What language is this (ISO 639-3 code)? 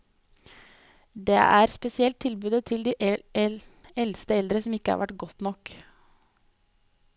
nor